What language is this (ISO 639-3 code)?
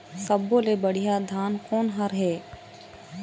hne